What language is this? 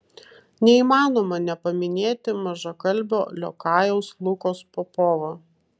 Lithuanian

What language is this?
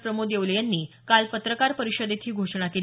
Marathi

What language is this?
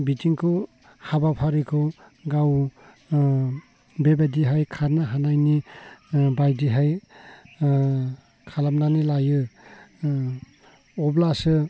Bodo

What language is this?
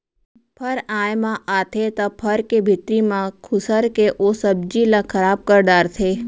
Chhattisgarhi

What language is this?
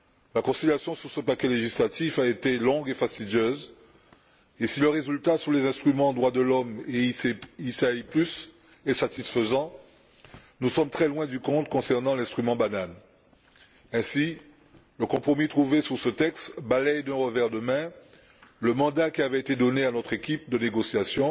French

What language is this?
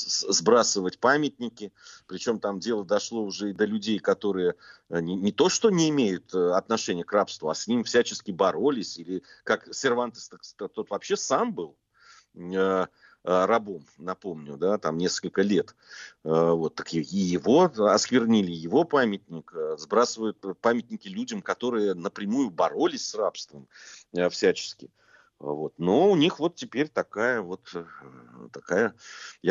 Russian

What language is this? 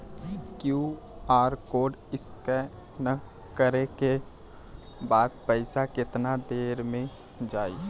Bhojpuri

